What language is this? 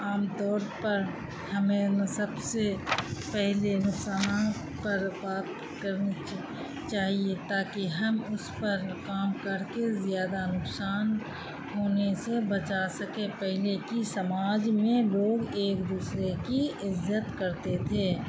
Urdu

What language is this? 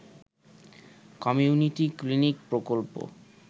Bangla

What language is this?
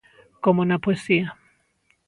Galician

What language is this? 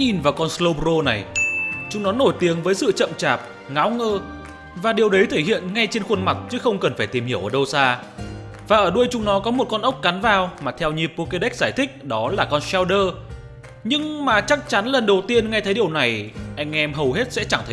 Vietnamese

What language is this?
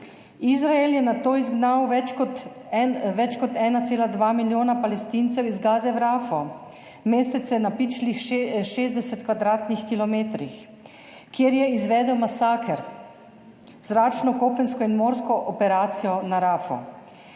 Slovenian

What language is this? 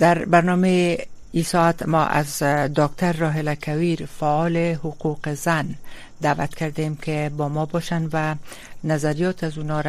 Persian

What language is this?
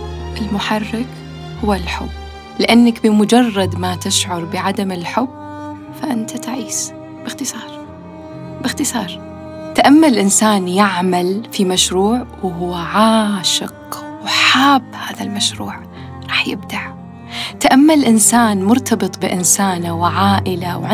Arabic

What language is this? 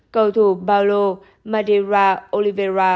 Vietnamese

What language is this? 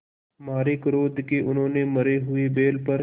Hindi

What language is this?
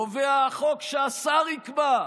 Hebrew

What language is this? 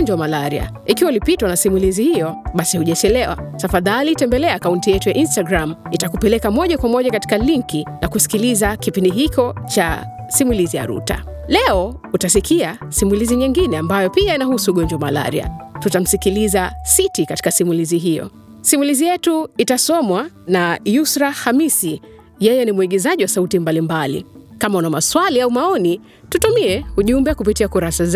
Swahili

